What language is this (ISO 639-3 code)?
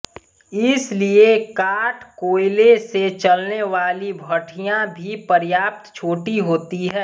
hin